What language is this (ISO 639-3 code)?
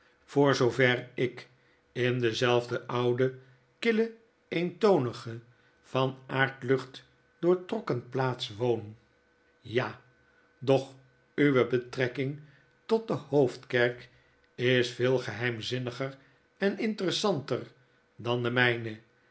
nld